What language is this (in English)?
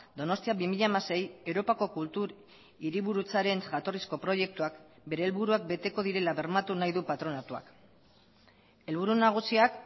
Basque